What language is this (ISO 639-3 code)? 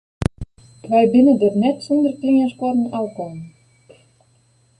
fry